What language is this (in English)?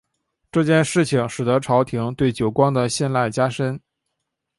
Chinese